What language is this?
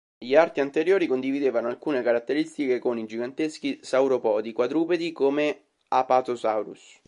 Italian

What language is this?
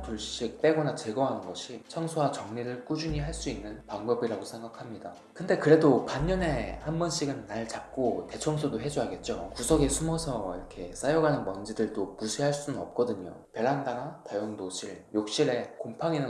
Korean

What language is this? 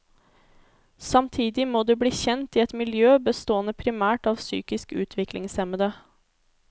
Norwegian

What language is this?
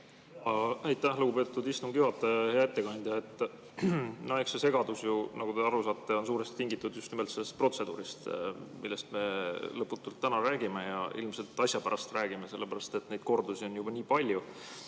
Estonian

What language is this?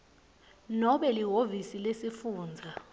Swati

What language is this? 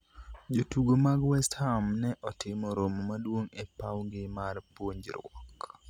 Luo (Kenya and Tanzania)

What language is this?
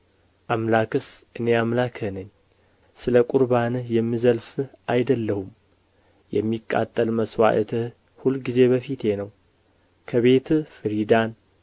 Amharic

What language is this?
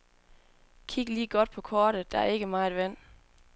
Danish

